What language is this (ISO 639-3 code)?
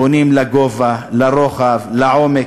heb